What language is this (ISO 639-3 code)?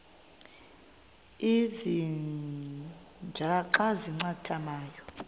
xho